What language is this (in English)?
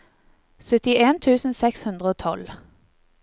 Norwegian